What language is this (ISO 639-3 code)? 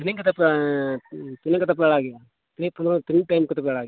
sat